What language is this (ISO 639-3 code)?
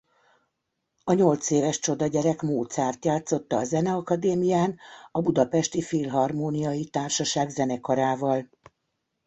hun